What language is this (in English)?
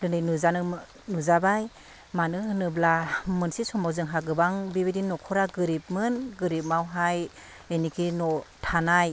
Bodo